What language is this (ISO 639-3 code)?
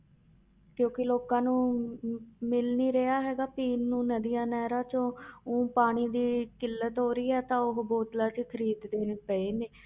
pan